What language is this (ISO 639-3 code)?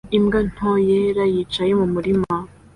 kin